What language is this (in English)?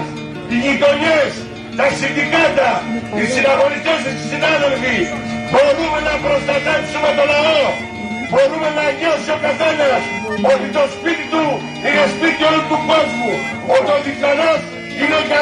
Greek